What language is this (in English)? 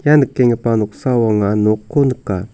Garo